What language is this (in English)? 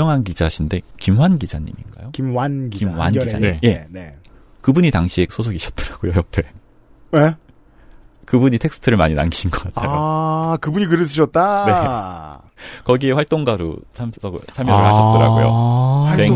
Korean